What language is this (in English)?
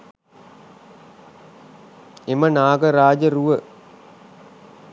Sinhala